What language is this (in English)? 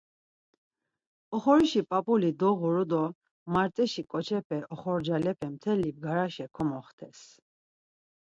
Laz